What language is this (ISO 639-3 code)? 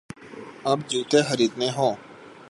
urd